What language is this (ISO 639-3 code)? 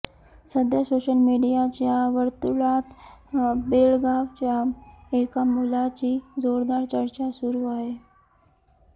mar